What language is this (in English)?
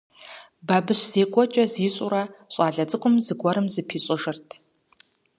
Kabardian